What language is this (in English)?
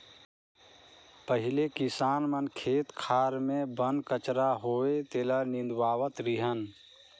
Chhattisgarhi